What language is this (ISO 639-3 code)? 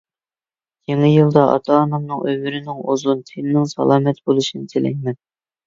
uig